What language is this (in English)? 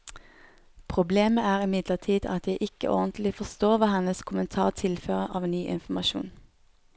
Norwegian